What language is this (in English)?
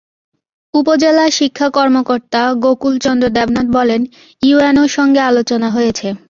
Bangla